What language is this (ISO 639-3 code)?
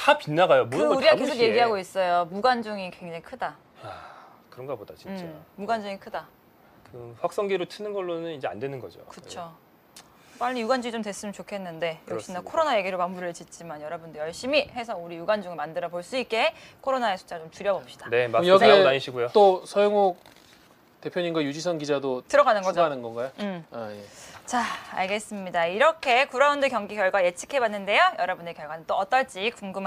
kor